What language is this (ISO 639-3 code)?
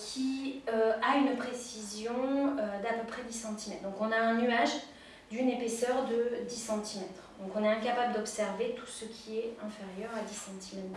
fra